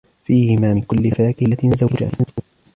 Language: Arabic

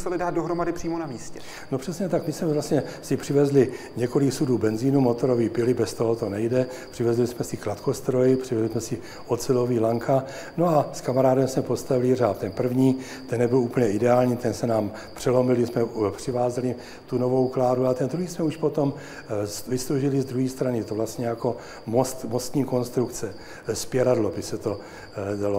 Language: Czech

